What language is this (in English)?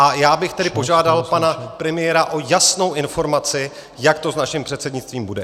Czech